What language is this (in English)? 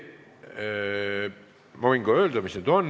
Estonian